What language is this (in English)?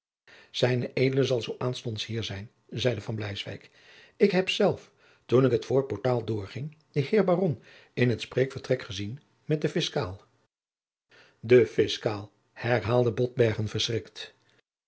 Dutch